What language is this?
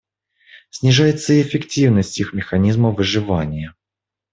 Russian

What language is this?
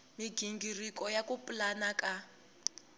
Tsonga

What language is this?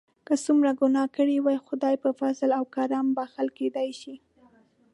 Pashto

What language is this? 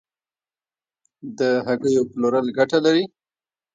Pashto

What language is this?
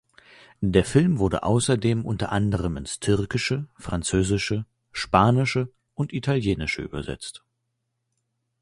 German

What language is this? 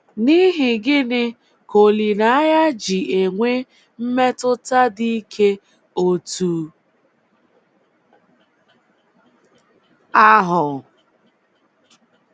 Igbo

